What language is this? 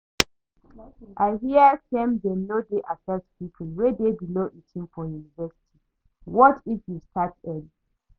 Nigerian Pidgin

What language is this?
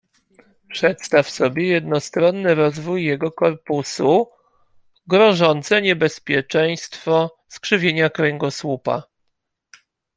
Polish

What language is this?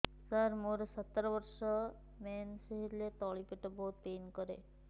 Odia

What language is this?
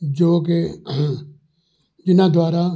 Punjabi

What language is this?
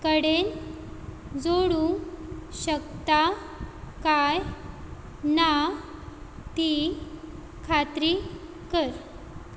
Konkani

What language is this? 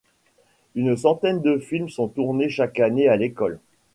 French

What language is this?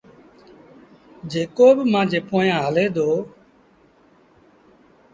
Sindhi Bhil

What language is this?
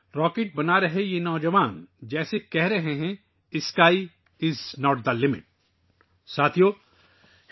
Urdu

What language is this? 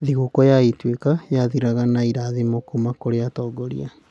Kikuyu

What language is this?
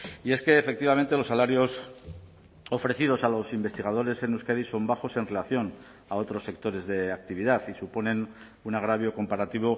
Spanish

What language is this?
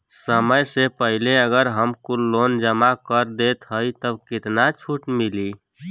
Bhojpuri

